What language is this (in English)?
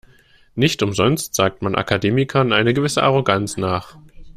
German